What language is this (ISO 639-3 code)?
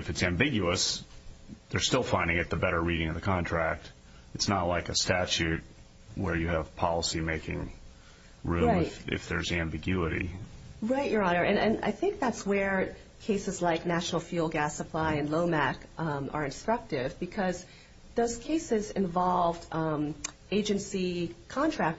eng